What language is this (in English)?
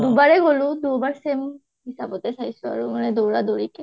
Assamese